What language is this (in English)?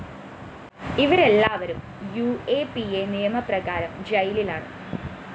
Malayalam